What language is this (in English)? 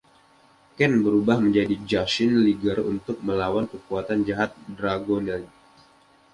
Indonesian